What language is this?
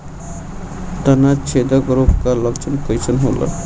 Bhojpuri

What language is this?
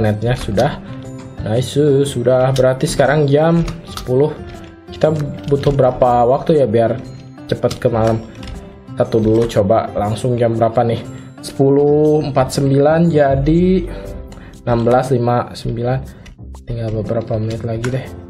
Indonesian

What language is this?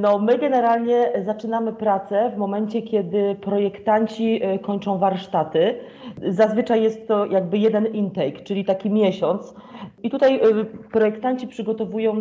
Polish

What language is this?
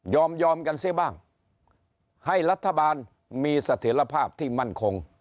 Thai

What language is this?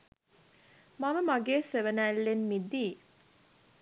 Sinhala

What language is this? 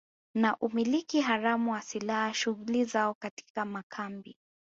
Swahili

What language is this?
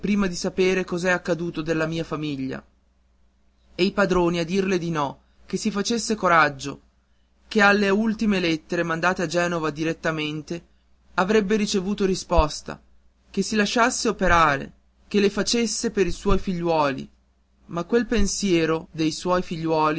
Italian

